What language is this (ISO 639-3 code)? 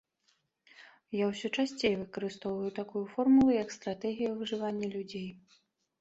bel